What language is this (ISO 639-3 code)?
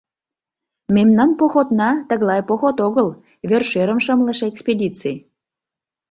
chm